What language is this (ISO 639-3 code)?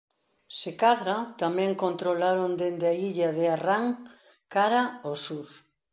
glg